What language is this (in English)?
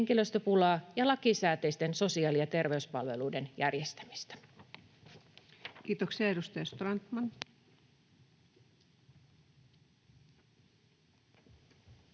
Finnish